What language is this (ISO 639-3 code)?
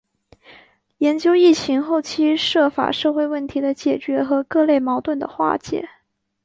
zho